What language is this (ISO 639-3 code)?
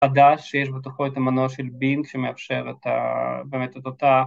heb